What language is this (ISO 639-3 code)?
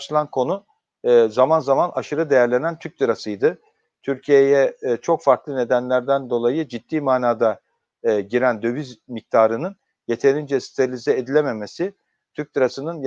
tur